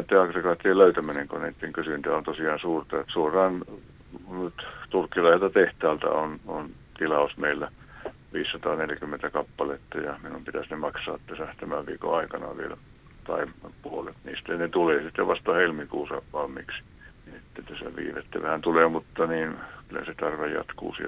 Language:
Finnish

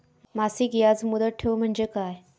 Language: Marathi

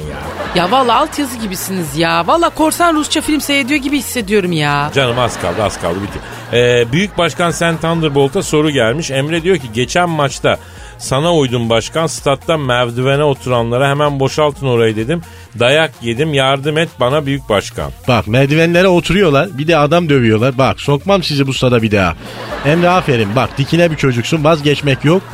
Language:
Turkish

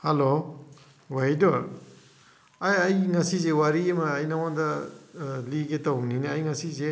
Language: Manipuri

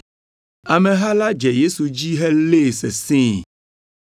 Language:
Ewe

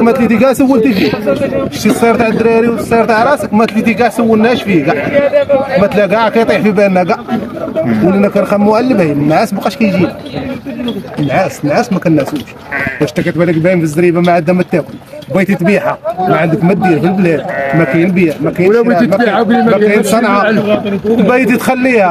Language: Arabic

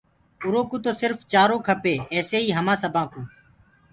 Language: Gurgula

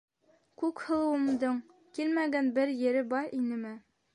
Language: Bashkir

